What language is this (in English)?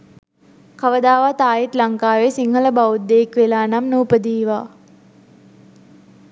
Sinhala